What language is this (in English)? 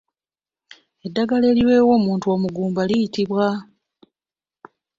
Ganda